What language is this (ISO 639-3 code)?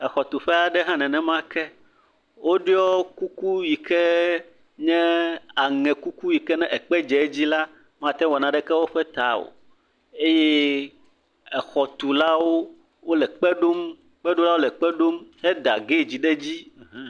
ewe